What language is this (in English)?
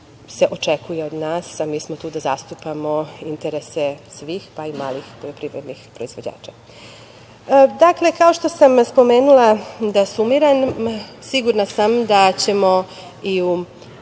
Serbian